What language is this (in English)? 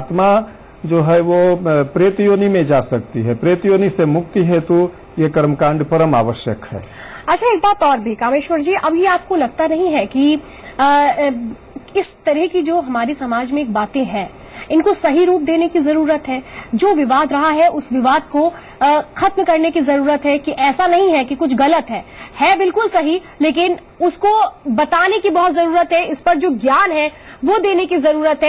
Hindi